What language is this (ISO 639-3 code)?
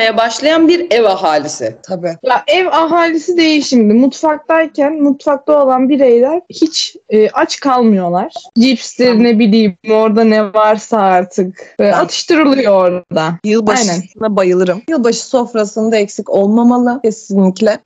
tur